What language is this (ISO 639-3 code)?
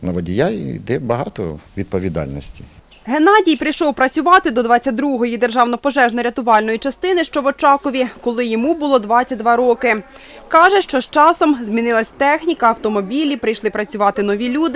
ukr